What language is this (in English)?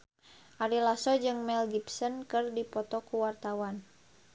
Sundanese